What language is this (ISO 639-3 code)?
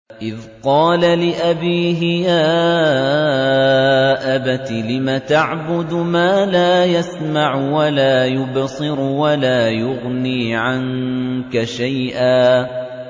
ara